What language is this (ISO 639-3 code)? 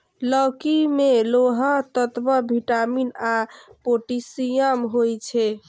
mai